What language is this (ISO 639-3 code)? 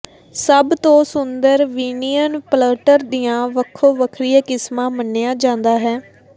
pan